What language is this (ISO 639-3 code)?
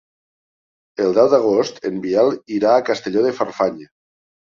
cat